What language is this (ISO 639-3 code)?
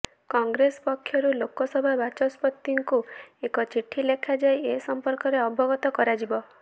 ori